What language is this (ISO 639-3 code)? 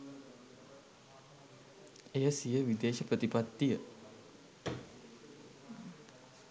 sin